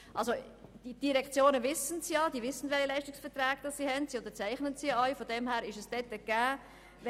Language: Swiss German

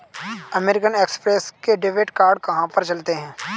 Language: Hindi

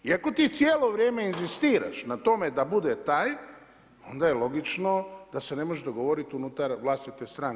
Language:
Croatian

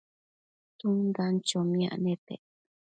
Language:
Matsés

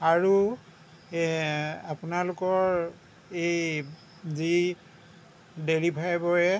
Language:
Assamese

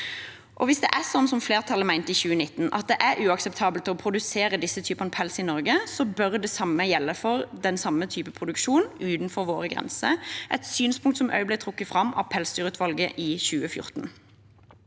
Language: Norwegian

